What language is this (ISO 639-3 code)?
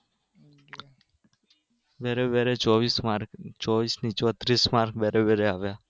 guj